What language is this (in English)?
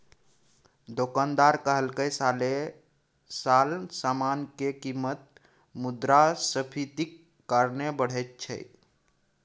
Maithili